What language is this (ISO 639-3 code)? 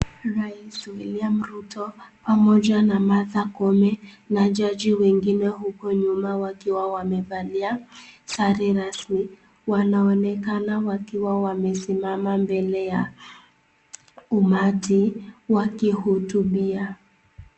swa